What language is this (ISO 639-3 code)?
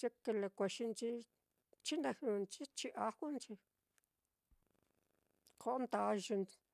vmm